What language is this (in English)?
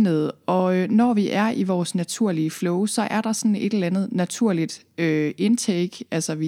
Danish